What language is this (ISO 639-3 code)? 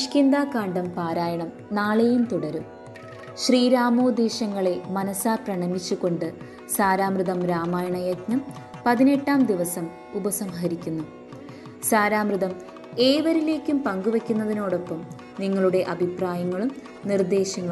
mal